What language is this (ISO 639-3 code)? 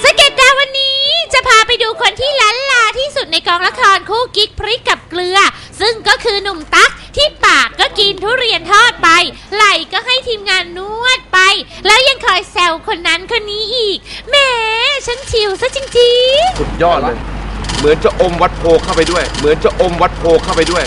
tha